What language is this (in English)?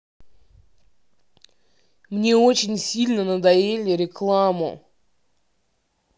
Russian